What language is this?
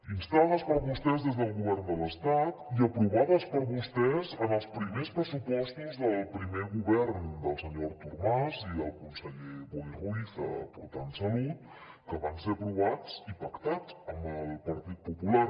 Catalan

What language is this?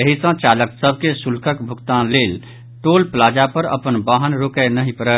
Maithili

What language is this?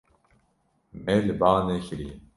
Kurdish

